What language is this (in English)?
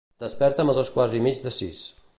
Catalan